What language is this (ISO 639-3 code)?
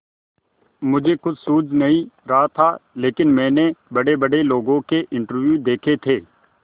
hin